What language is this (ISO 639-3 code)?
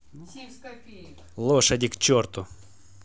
rus